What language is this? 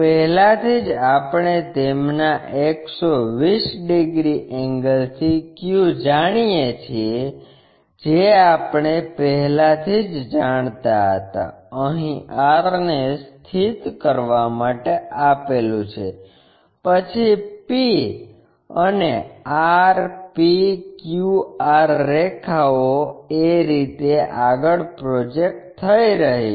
Gujarati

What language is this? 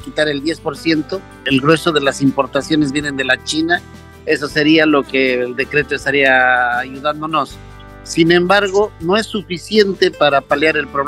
Spanish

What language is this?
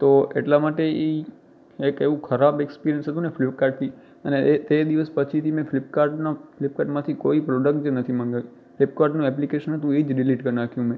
Gujarati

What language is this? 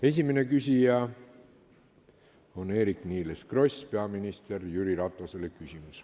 Estonian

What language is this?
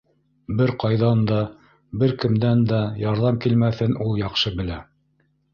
Bashkir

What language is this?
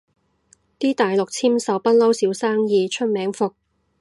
Cantonese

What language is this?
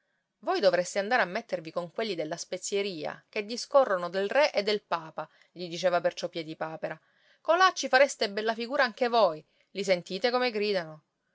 Italian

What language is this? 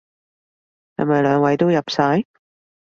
Cantonese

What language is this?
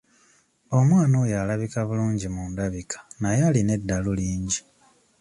Ganda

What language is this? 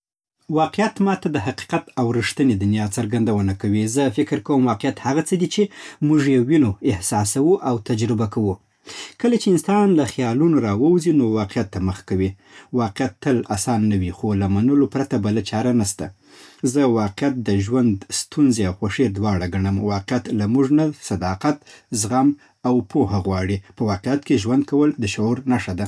Southern Pashto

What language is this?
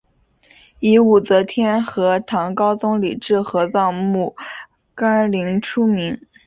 Chinese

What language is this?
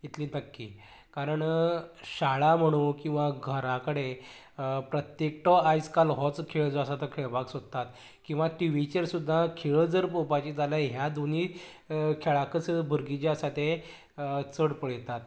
Konkani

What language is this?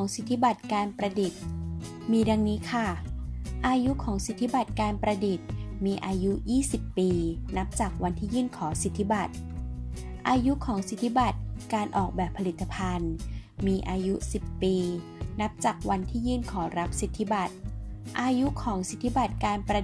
Thai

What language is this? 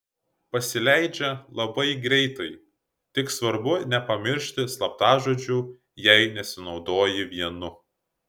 Lithuanian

